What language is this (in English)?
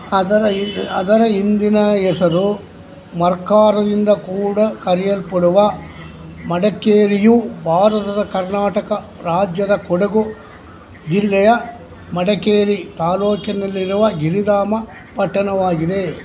Kannada